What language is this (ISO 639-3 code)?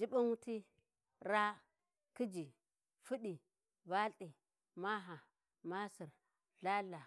wji